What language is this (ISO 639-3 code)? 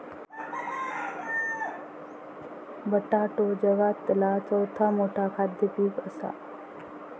mar